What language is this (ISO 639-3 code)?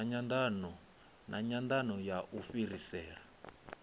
ven